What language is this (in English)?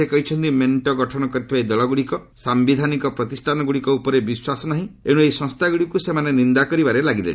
Odia